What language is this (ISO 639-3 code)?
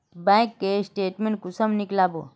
mag